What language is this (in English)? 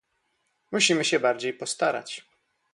Polish